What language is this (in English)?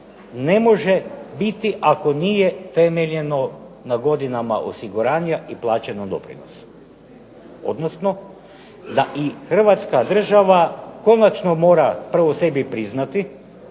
Croatian